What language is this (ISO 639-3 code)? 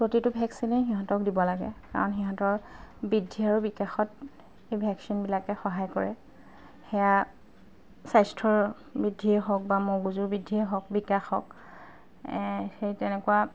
asm